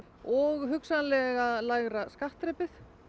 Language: Icelandic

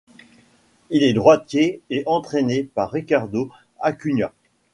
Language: French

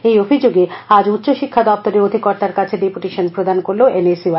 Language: Bangla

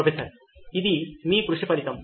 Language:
Telugu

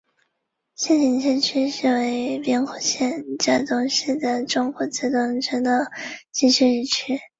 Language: Chinese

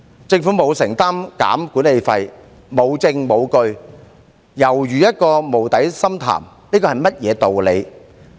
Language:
Cantonese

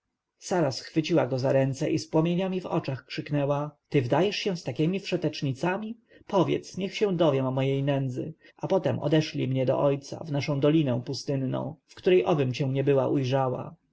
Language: Polish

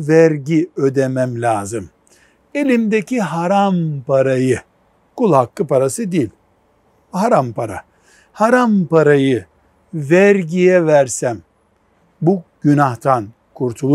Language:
Turkish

